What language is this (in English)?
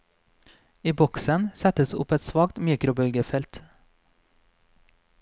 Norwegian